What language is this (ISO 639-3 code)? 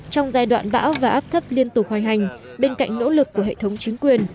vie